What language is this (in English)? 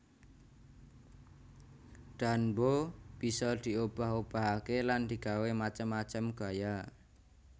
Javanese